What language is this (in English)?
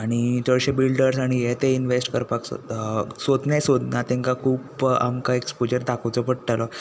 Konkani